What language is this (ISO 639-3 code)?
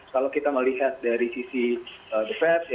ind